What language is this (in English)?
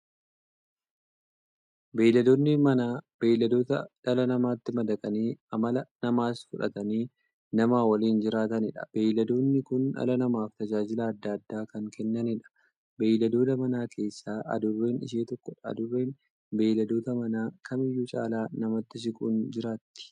Oromo